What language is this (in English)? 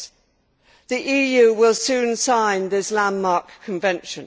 English